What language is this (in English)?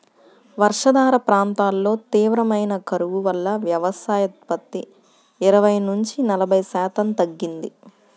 Telugu